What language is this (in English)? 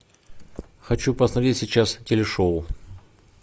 Russian